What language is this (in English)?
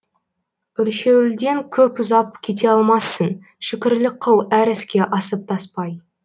Kazakh